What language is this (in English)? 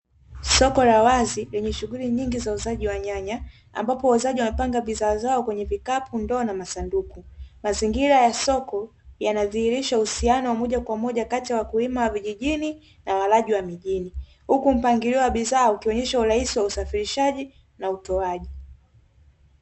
Swahili